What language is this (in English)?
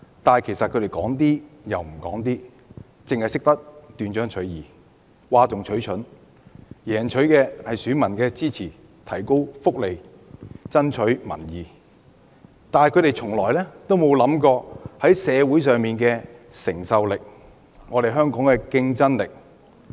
Cantonese